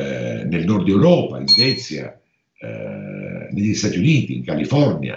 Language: Italian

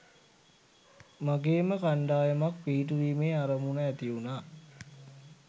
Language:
Sinhala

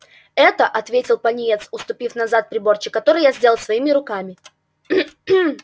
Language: Russian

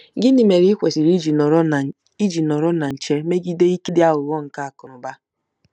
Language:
Igbo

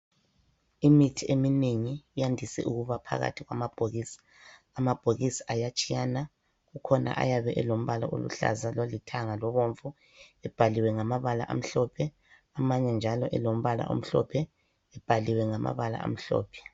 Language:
North Ndebele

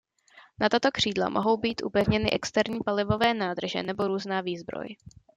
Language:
Czech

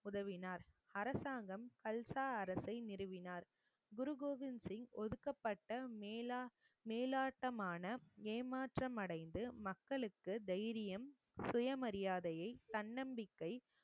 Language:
Tamil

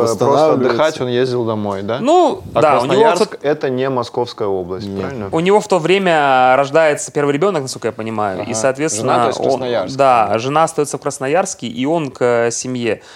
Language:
Russian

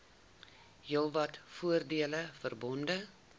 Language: Afrikaans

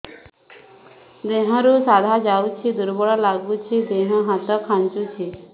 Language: Odia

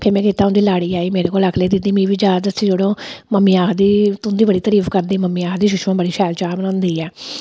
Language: Dogri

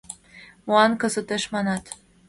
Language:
Mari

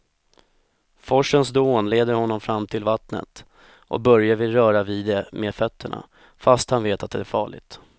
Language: Swedish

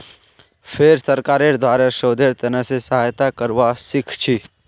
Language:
Magahi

